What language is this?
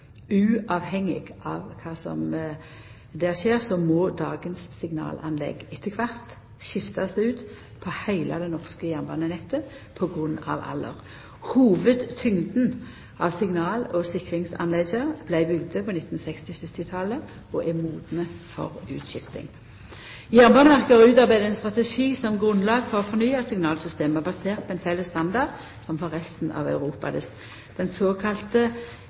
Norwegian Nynorsk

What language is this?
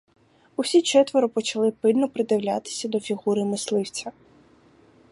Ukrainian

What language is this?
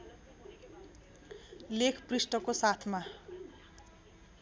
Nepali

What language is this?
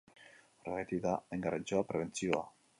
Basque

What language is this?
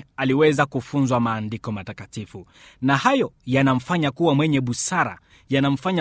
Swahili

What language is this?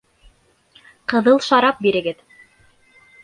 Bashkir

